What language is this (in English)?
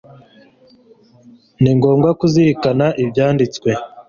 Kinyarwanda